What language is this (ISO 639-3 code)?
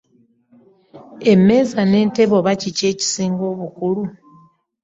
lug